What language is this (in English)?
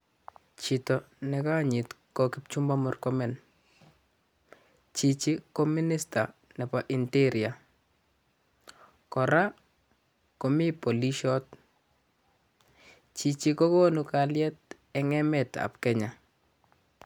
Kalenjin